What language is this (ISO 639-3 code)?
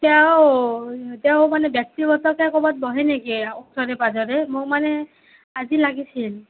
asm